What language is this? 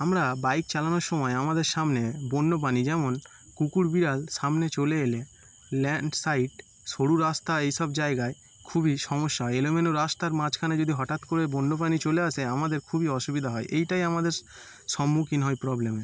Bangla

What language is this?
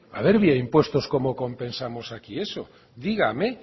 Spanish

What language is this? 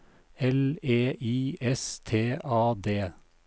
Norwegian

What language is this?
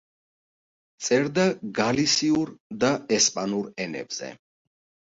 Georgian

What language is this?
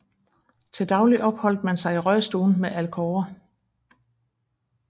Danish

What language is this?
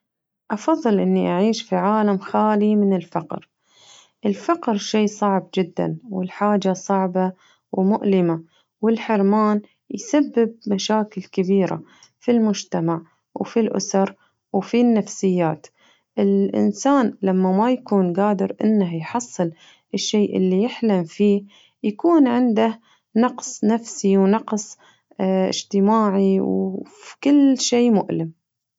Najdi Arabic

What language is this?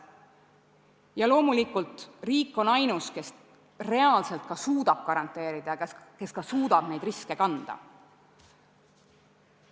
Estonian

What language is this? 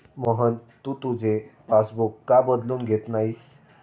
Marathi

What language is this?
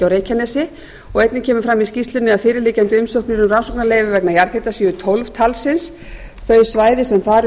Icelandic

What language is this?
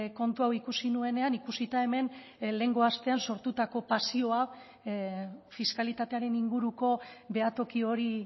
Basque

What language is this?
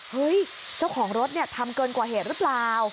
Thai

